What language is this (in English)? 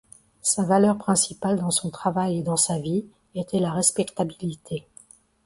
French